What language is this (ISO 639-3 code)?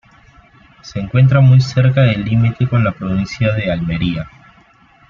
spa